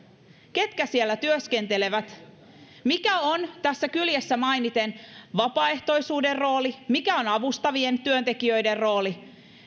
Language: Finnish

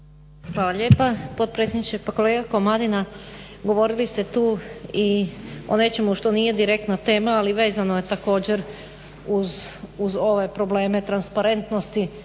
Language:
Croatian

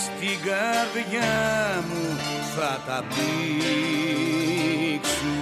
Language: Greek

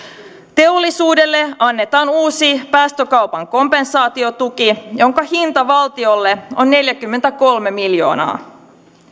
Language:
Finnish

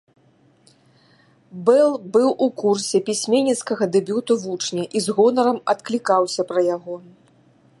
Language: Belarusian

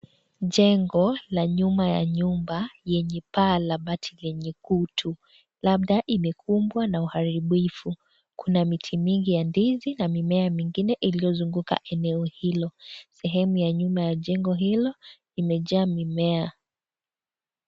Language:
Swahili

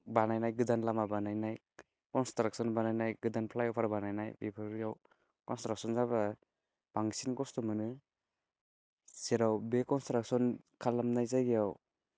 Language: Bodo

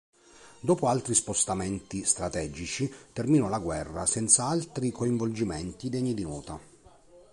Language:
Italian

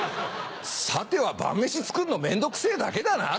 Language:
Japanese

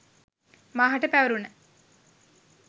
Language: Sinhala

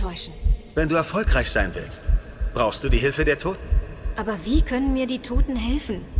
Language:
German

